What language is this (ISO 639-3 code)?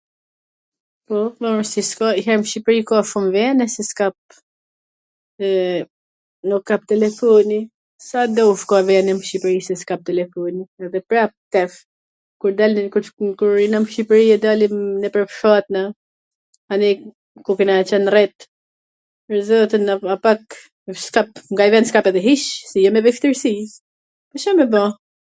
aln